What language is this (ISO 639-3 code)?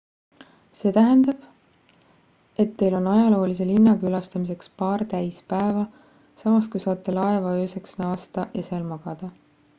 est